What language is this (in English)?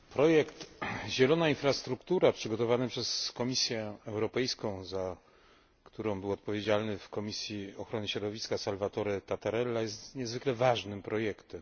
Polish